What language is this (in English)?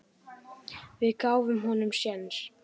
Icelandic